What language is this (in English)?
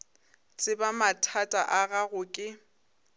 Northern Sotho